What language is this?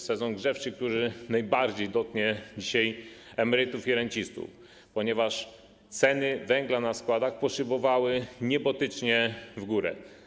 Polish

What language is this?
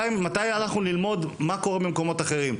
Hebrew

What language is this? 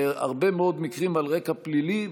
Hebrew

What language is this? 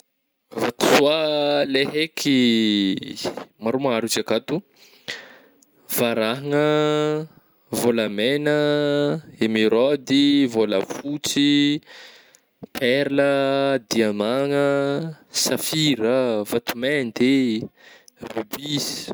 Northern Betsimisaraka Malagasy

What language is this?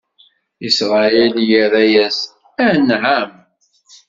Kabyle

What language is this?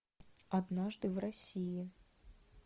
Russian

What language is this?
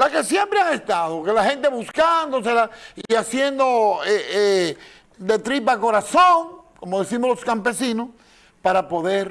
Spanish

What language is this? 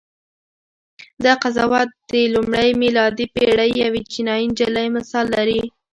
Pashto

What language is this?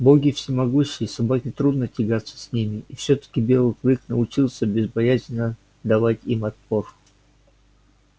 Russian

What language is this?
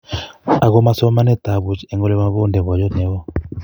Kalenjin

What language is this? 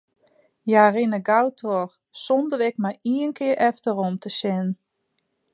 Western Frisian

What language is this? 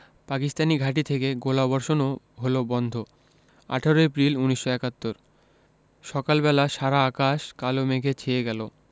Bangla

